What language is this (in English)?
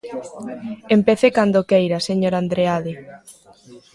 Galician